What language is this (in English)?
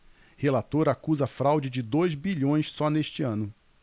Portuguese